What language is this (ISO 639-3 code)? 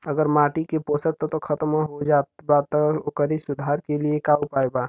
bho